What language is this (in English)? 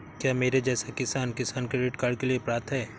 Hindi